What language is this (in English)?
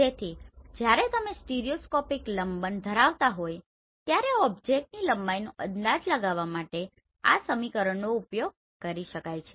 Gujarati